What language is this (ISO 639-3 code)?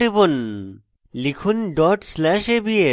ben